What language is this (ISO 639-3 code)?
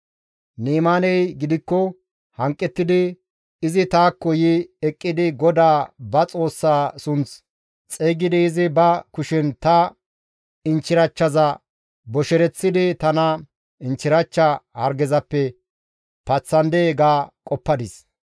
gmv